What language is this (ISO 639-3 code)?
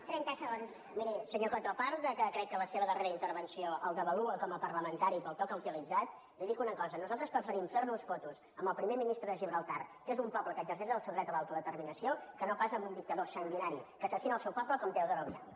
cat